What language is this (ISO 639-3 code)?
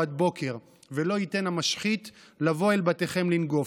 heb